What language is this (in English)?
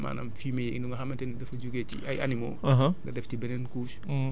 Wolof